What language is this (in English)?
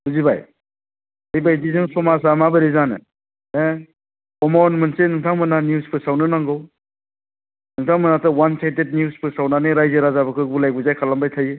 Bodo